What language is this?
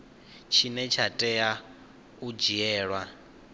Venda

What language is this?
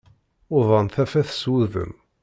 Kabyle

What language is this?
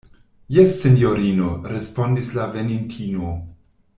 Esperanto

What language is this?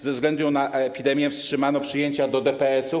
Polish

